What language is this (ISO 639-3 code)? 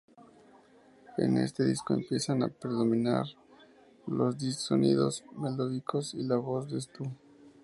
spa